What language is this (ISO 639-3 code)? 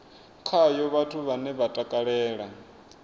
ven